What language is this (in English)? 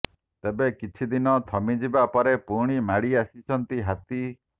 Odia